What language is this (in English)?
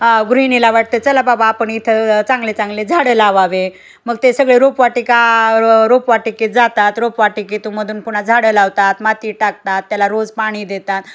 Marathi